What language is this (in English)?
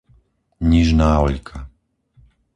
Slovak